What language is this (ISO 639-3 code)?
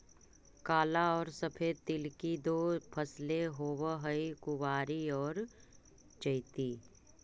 mag